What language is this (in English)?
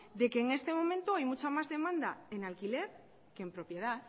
Spanish